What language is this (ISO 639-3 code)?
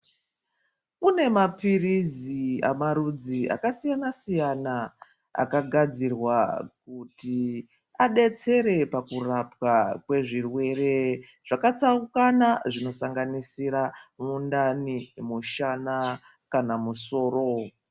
ndc